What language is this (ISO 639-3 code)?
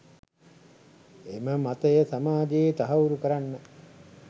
sin